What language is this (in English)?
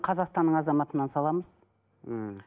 Kazakh